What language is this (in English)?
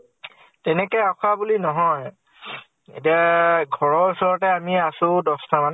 Assamese